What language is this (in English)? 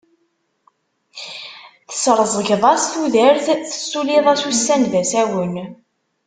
Kabyle